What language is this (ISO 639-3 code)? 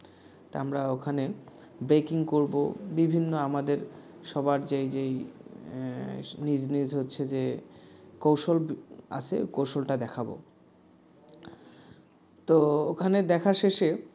ben